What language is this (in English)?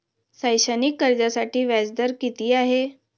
Marathi